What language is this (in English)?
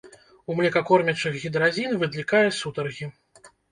Belarusian